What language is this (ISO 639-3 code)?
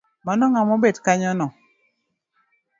luo